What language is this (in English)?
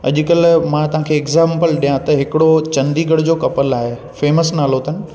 Sindhi